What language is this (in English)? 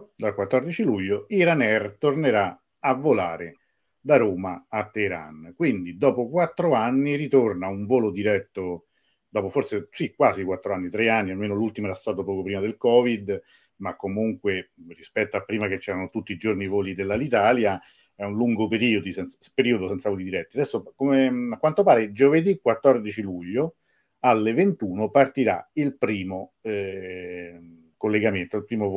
Italian